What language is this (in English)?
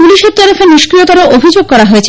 Bangla